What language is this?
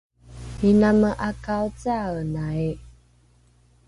Rukai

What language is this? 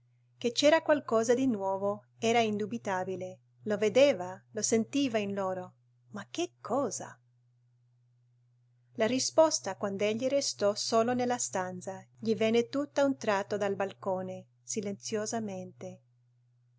Italian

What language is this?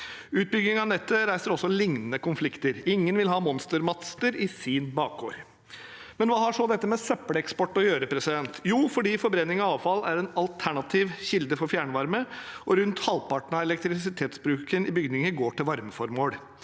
Norwegian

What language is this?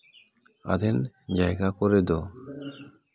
Santali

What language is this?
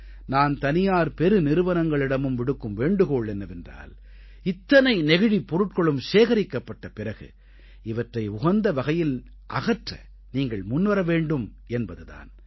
Tamil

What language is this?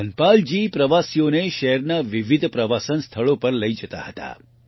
Gujarati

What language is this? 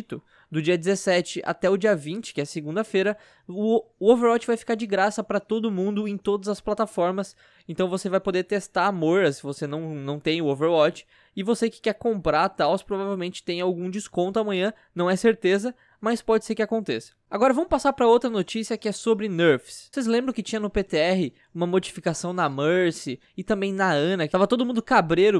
Portuguese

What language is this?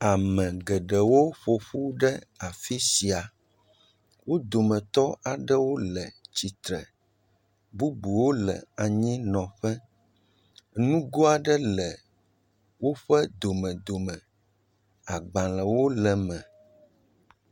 Ewe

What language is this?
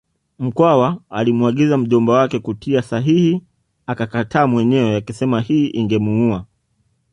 Swahili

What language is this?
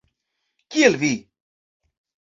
Esperanto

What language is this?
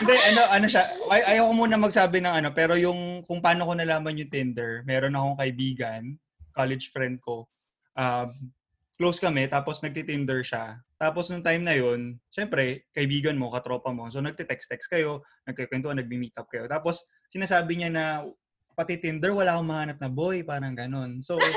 Filipino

